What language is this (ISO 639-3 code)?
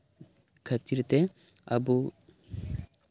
sat